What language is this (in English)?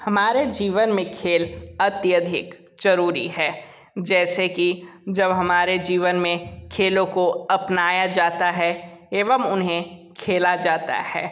Hindi